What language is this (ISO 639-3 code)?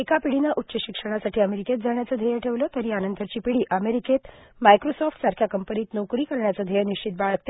mar